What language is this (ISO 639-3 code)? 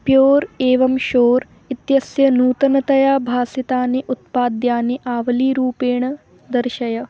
san